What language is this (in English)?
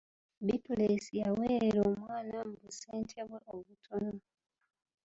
Ganda